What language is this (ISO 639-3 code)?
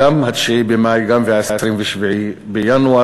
heb